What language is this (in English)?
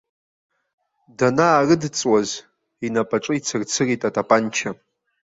Abkhazian